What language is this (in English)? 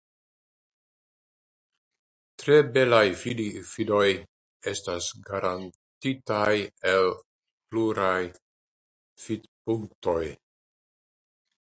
Esperanto